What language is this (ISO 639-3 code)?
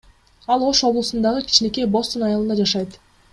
kir